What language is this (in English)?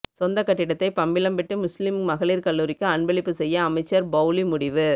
Tamil